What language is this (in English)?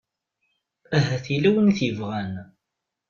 Kabyle